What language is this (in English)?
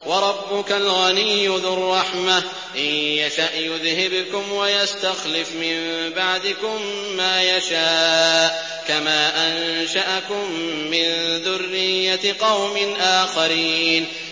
Arabic